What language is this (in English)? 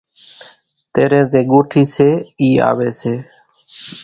Kachi Koli